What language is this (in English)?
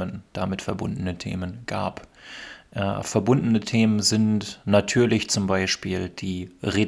German